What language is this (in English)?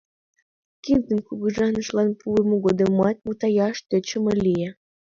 Mari